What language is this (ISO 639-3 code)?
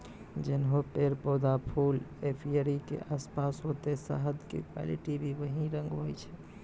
mai